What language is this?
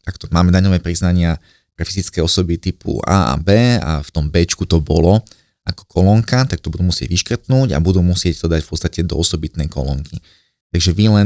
Slovak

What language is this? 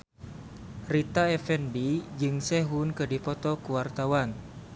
Sundanese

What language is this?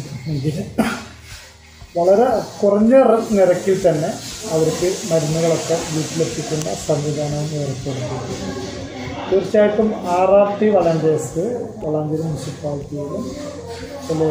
Turkish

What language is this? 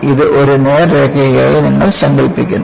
Malayalam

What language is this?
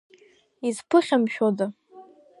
Abkhazian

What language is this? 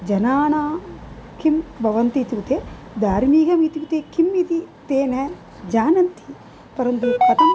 Sanskrit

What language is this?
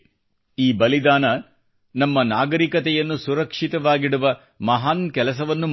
Kannada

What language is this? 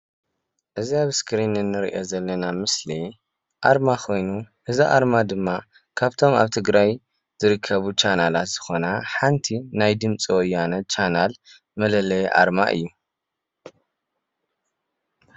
Tigrinya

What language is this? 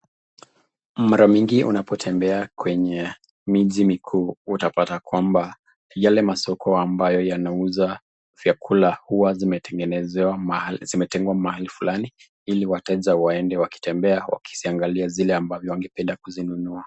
Swahili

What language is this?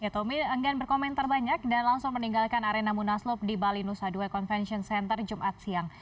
Indonesian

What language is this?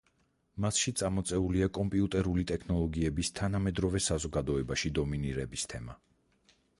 Georgian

